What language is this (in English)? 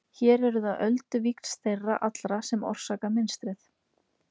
Icelandic